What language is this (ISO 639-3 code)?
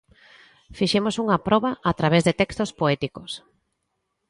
glg